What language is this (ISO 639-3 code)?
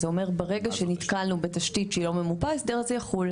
heb